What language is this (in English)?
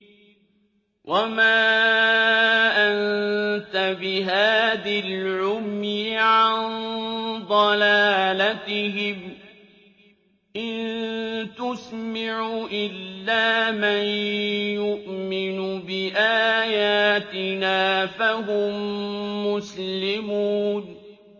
Arabic